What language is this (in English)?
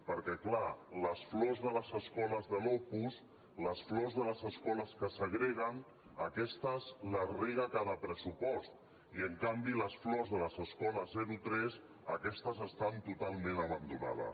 Catalan